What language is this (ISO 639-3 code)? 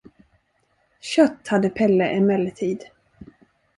swe